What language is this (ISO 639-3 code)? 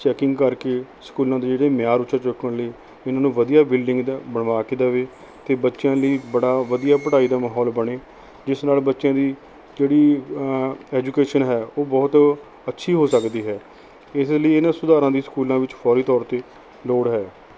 pan